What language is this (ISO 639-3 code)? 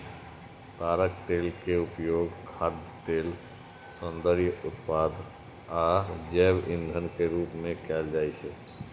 mai